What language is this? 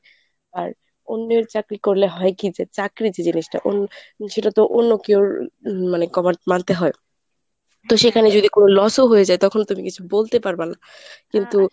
Bangla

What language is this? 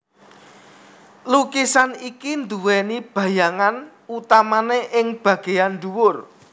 Javanese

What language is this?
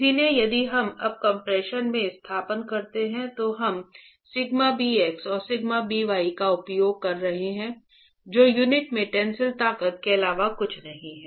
Hindi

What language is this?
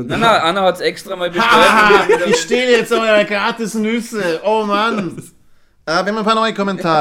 German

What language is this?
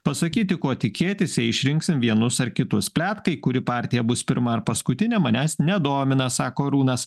Lithuanian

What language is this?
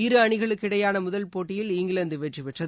Tamil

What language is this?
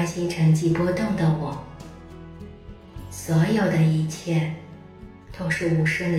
Chinese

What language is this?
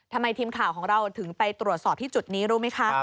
Thai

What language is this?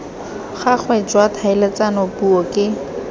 Tswana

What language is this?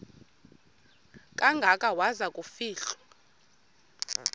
Xhosa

